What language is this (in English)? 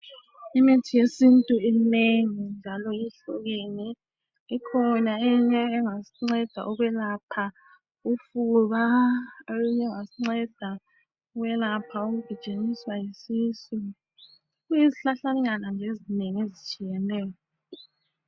North Ndebele